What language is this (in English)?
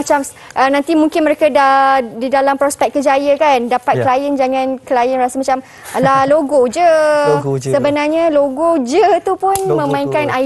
Malay